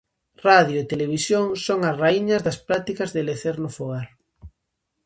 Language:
Galician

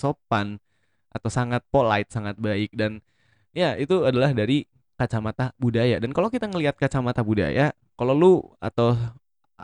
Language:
Indonesian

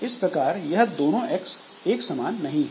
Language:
Hindi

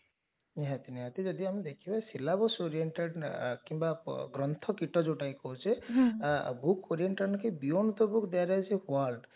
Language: Odia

